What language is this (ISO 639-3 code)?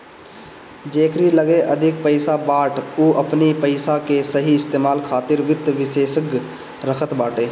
bho